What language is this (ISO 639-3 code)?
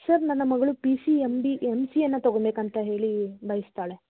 kan